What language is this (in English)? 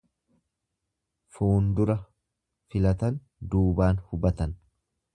Oromo